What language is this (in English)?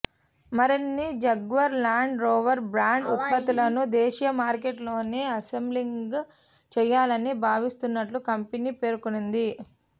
Telugu